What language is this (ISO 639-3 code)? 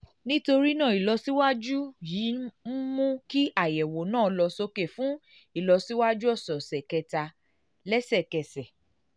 yor